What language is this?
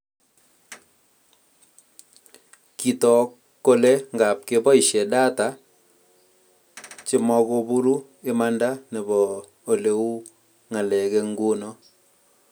Kalenjin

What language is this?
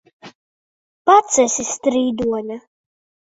Latvian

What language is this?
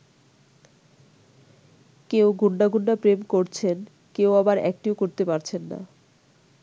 Bangla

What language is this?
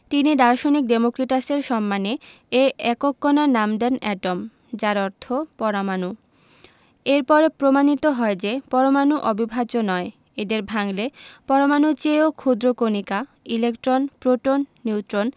Bangla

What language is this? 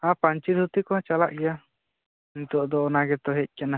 Santali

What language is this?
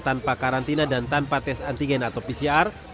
Indonesian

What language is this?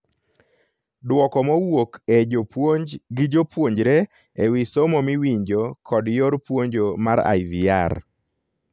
Luo (Kenya and Tanzania)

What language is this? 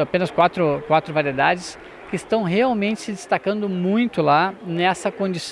Portuguese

